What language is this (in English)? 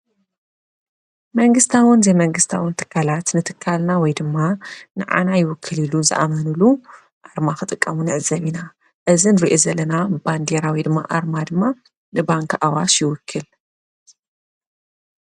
Tigrinya